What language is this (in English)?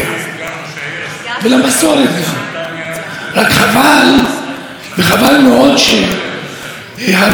Hebrew